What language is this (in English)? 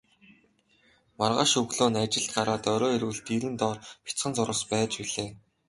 Mongolian